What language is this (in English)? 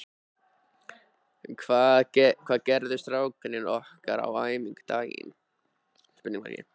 Icelandic